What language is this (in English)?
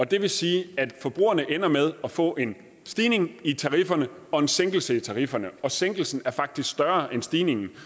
Danish